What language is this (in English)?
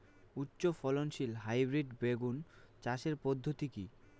Bangla